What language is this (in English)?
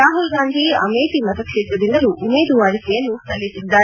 Kannada